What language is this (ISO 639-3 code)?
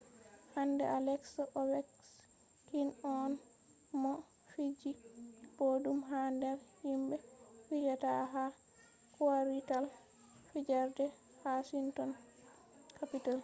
ful